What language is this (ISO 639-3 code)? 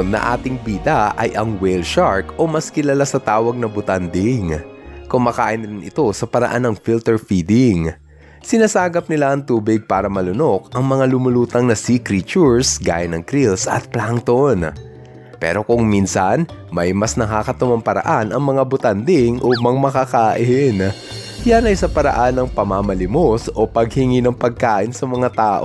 fil